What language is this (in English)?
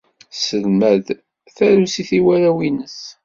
Kabyle